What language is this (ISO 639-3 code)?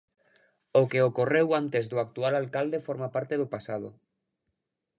glg